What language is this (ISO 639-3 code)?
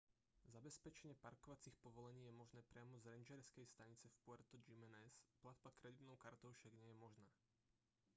slk